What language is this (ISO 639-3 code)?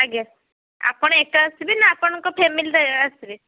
ori